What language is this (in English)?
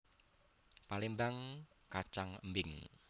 Javanese